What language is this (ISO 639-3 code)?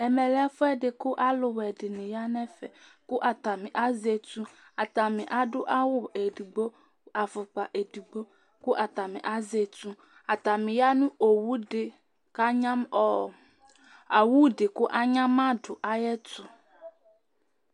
kpo